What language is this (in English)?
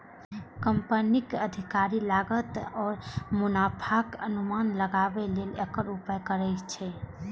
Maithili